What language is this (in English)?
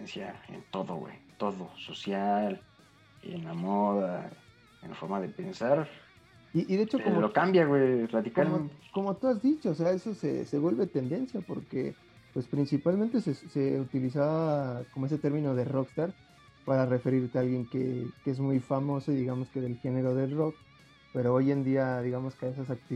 Spanish